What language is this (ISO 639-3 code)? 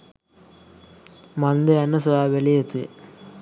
sin